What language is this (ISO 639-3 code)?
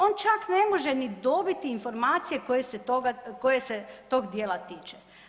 hrv